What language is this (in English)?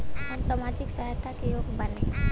Bhojpuri